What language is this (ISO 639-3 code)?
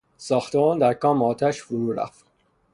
fas